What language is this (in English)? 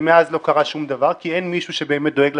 Hebrew